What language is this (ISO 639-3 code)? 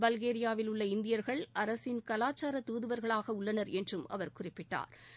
tam